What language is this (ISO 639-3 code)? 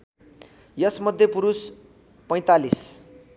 nep